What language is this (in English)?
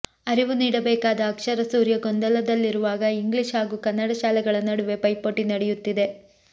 Kannada